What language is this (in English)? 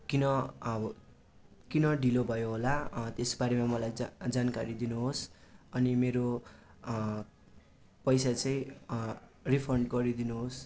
Nepali